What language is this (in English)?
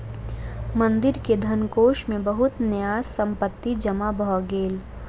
Maithili